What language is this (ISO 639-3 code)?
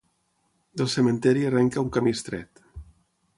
cat